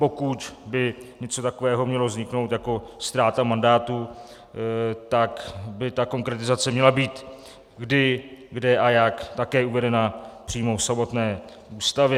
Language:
Czech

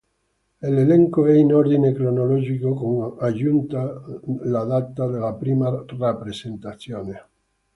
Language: Italian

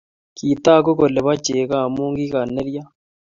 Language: Kalenjin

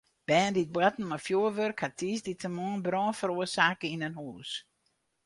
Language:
Western Frisian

